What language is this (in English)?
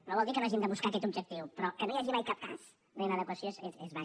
Catalan